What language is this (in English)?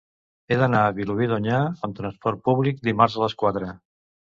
Catalan